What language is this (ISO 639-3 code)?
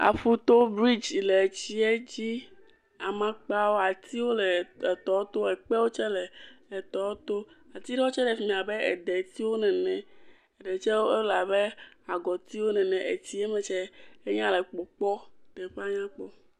ewe